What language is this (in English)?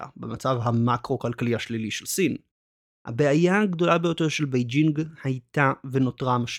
Hebrew